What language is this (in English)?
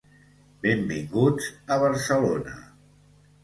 Catalan